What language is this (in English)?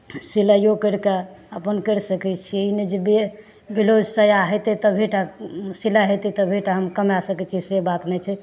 Maithili